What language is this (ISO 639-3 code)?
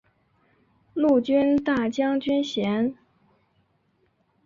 zho